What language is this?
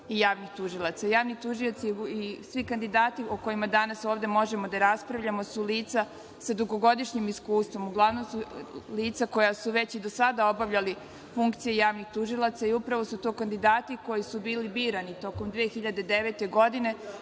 Serbian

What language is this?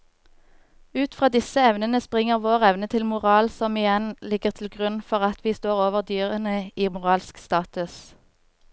Norwegian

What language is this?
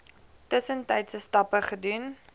Afrikaans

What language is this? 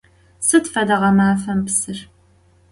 Adyghe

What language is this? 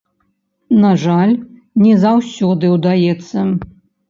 Belarusian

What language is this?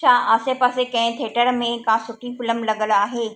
Sindhi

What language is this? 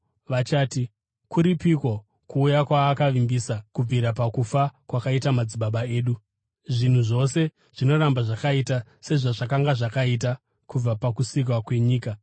Shona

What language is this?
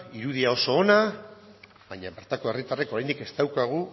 Basque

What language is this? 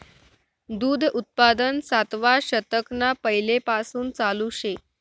Marathi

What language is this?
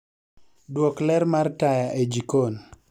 Luo (Kenya and Tanzania)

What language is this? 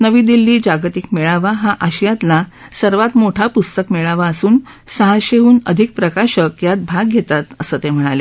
Marathi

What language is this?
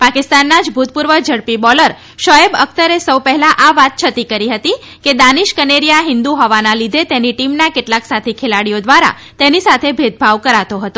Gujarati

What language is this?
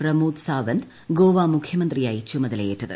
Malayalam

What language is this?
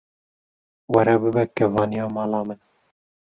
Kurdish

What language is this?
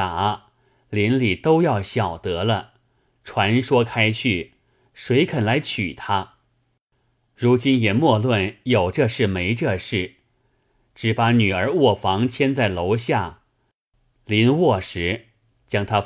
Chinese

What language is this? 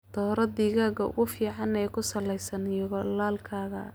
Somali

